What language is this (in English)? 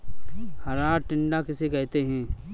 Hindi